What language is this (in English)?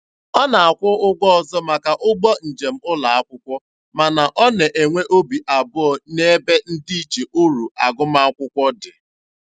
Igbo